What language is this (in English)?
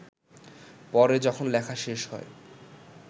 Bangla